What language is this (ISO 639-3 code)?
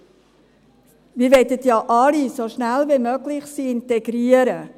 gsw